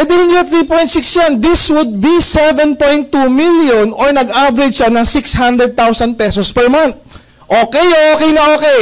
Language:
Filipino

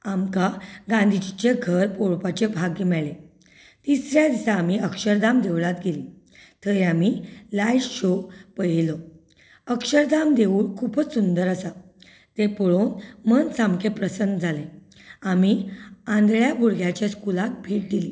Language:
Konkani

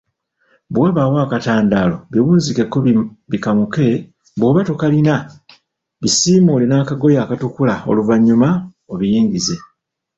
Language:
Ganda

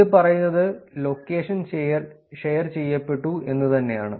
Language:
Malayalam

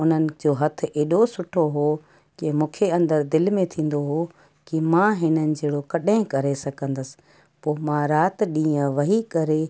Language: Sindhi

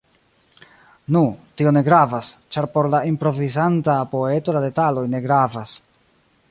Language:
Esperanto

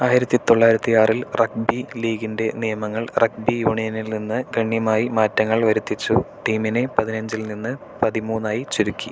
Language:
Malayalam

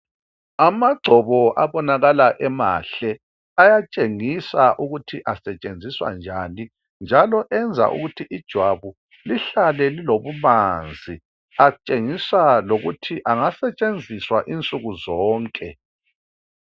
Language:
North Ndebele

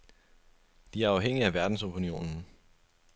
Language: Danish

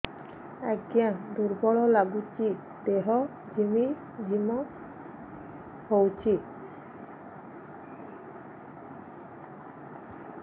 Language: Odia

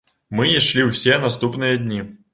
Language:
Belarusian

